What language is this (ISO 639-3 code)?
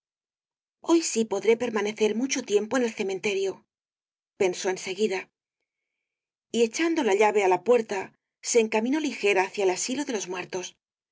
spa